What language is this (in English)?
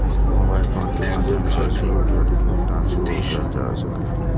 Maithili